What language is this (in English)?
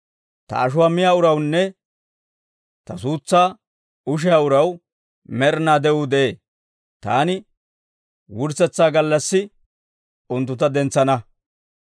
Dawro